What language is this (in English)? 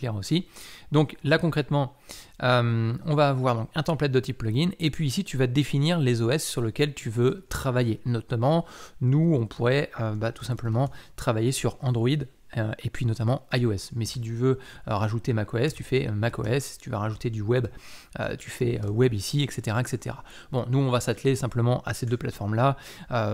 French